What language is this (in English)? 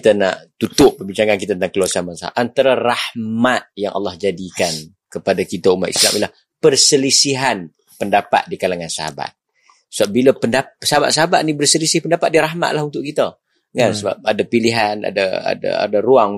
Malay